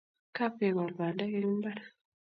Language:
Kalenjin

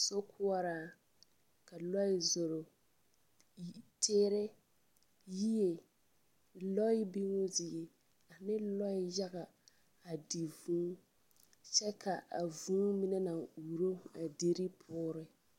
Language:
Southern Dagaare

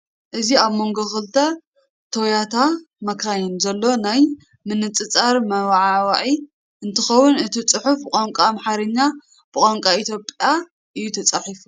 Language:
Tigrinya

